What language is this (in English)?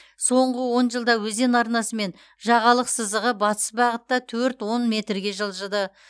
Kazakh